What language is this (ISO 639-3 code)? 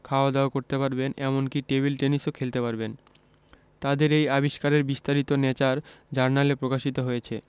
ben